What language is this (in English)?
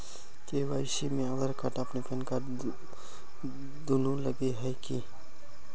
Magahi